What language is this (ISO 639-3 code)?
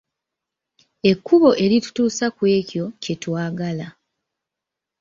lug